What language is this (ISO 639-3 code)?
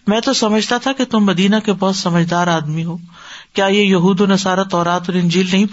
urd